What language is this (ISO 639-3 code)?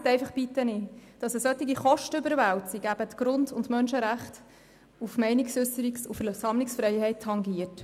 gsw